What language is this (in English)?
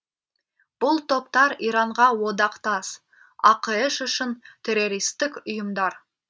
Kazakh